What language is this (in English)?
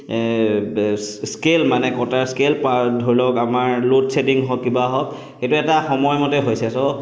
Assamese